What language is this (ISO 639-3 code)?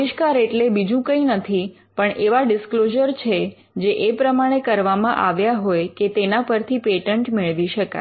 guj